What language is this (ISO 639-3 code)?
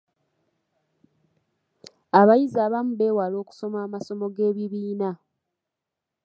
lug